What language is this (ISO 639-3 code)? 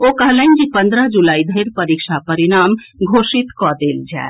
mai